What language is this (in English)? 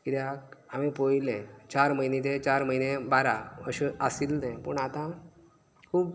Konkani